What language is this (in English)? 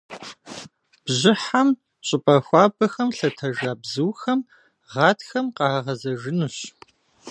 Kabardian